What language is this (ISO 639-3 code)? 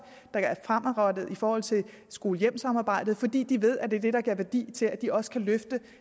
dan